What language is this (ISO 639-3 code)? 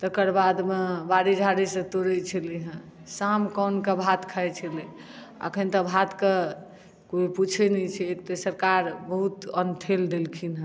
mai